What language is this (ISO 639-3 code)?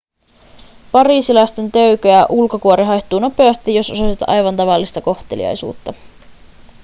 fin